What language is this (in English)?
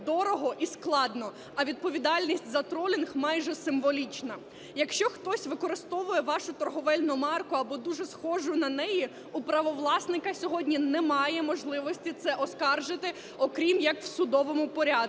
Ukrainian